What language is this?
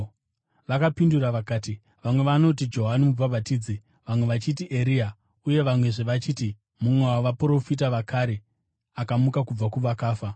Shona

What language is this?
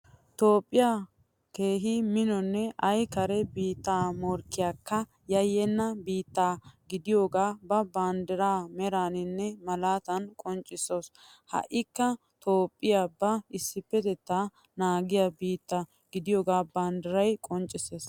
Wolaytta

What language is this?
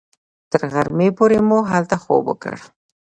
Pashto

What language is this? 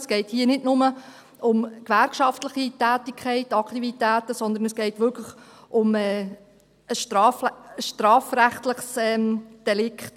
Swiss German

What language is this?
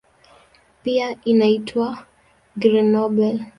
Swahili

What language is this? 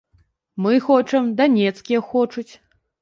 Belarusian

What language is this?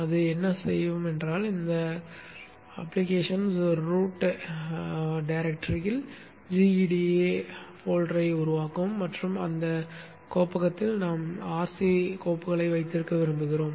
Tamil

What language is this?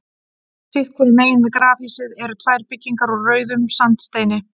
Icelandic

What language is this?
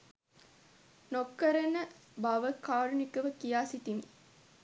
Sinhala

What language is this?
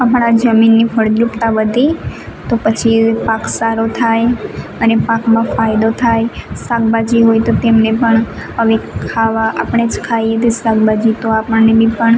Gujarati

